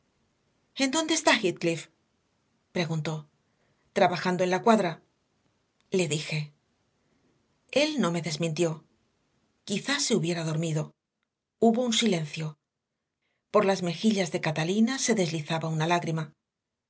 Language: Spanish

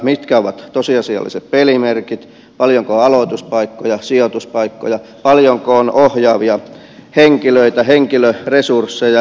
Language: Finnish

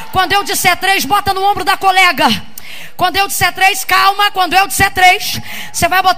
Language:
Portuguese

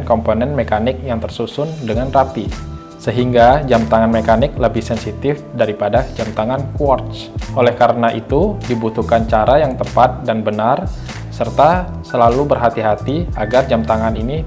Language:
Indonesian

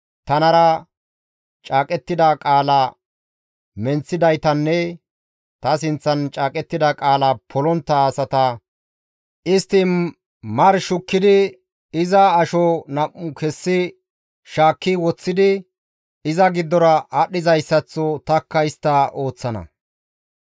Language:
Gamo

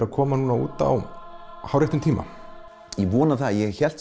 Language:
Icelandic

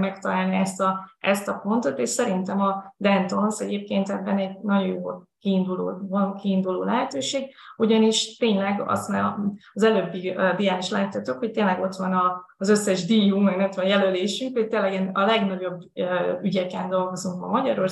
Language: Hungarian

